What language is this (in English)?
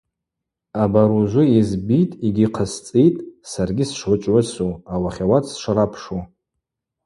Abaza